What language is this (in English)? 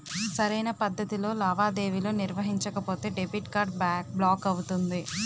Telugu